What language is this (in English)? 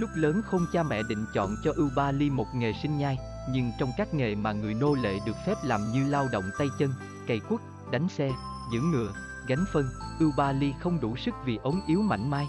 Vietnamese